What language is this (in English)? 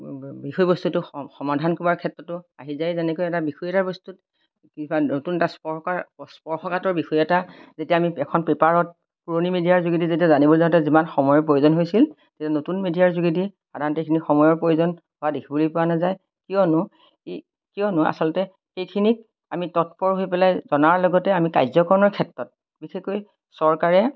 Assamese